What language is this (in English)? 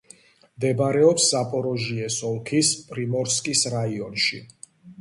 Georgian